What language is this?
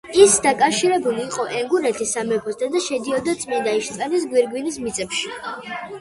Georgian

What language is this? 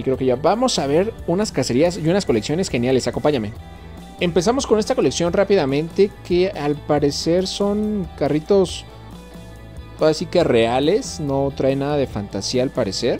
Spanish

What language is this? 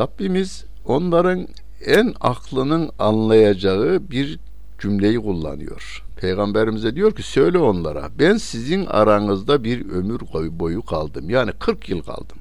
Turkish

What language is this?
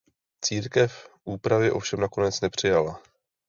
Czech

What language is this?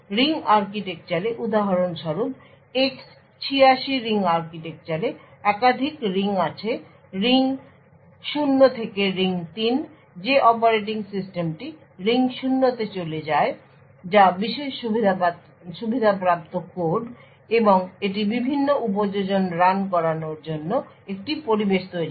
Bangla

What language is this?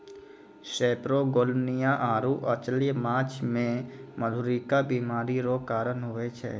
Maithili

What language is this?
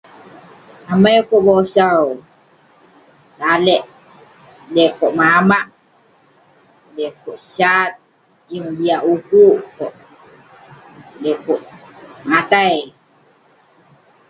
Western Penan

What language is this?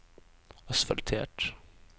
Norwegian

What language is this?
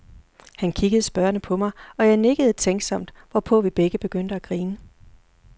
Danish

